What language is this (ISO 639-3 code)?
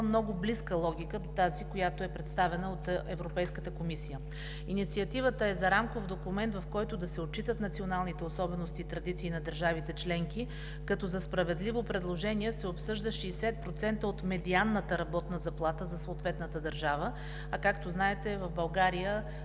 bul